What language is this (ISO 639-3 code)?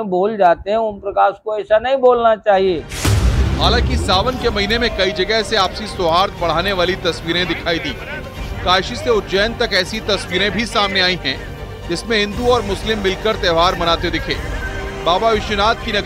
hin